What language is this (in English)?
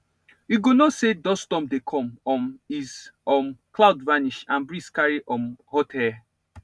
Nigerian Pidgin